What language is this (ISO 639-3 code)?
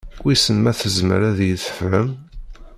kab